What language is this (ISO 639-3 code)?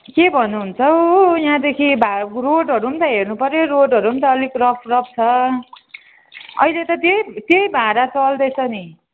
nep